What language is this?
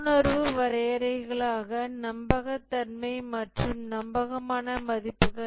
Tamil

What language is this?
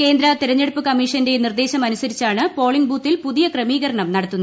Malayalam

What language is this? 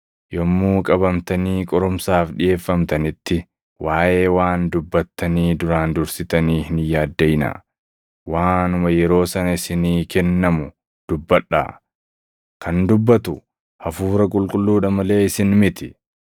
Oromo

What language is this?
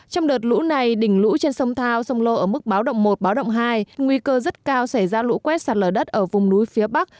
Vietnamese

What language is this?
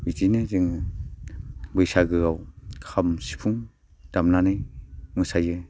Bodo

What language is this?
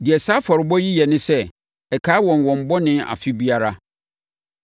Akan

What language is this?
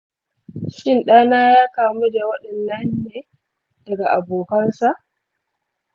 Hausa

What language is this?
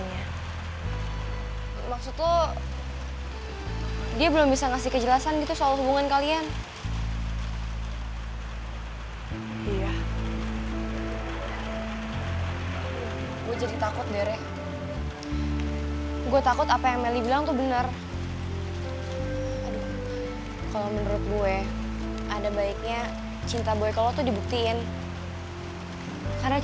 Indonesian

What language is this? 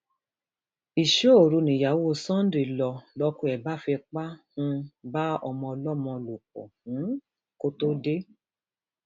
Yoruba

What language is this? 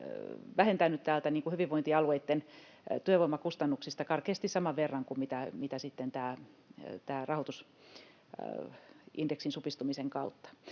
Finnish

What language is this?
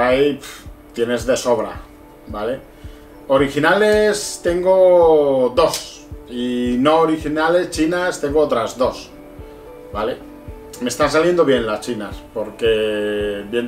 Spanish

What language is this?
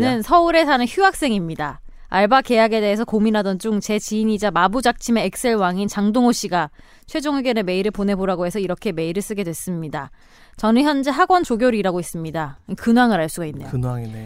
Korean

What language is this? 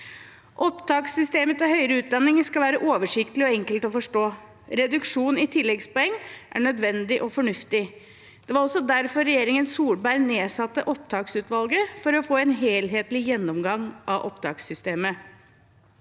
Norwegian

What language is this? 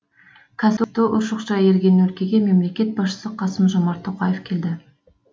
Kazakh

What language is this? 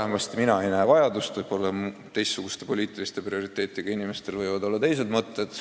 Estonian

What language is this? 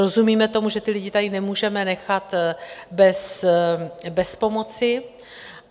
Czech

